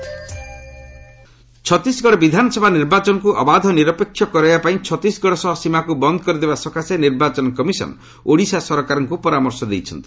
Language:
Odia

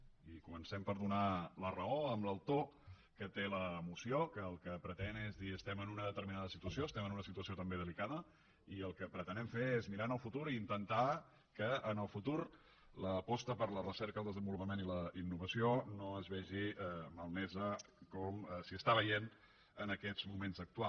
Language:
Catalan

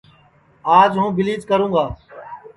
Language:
Sansi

